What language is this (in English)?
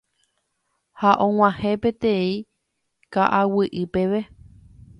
Guarani